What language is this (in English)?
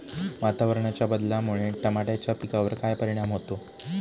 Marathi